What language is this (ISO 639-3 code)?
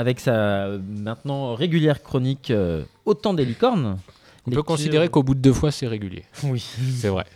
fra